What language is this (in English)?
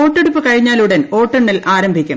Malayalam